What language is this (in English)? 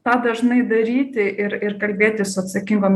Lithuanian